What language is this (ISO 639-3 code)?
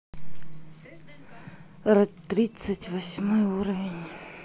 rus